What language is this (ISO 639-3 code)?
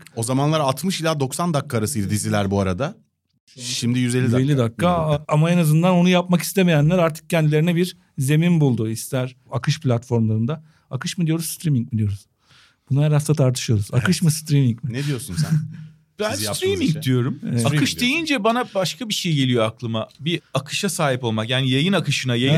tur